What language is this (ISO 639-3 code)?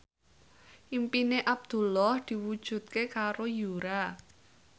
jav